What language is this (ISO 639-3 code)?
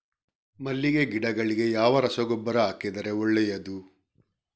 kan